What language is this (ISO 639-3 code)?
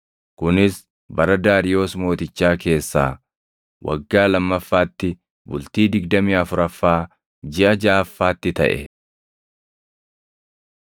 orm